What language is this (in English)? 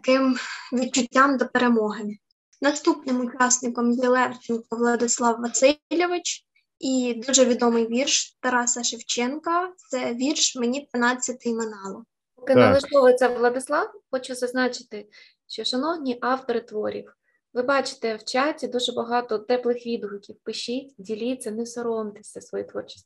Ukrainian